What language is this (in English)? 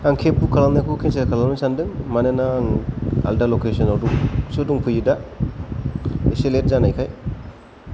Bodo